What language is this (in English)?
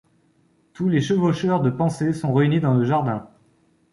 French